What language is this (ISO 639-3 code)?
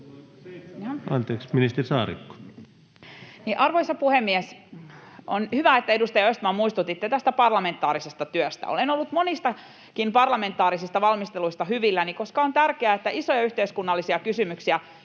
fin